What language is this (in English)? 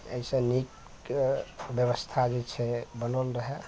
Maithili